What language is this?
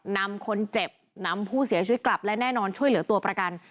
Thai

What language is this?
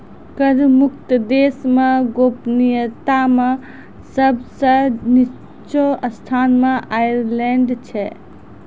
Maithili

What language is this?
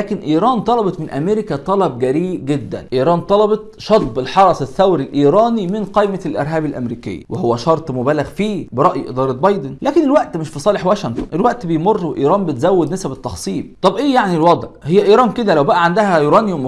Arabic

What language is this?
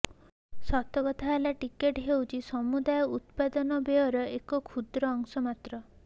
Odia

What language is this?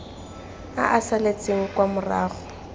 Tswana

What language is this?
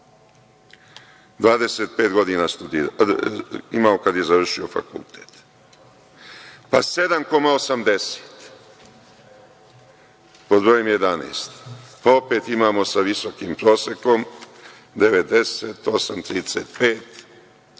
Serbian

